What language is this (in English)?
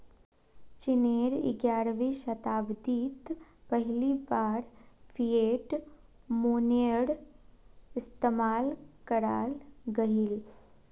Magahi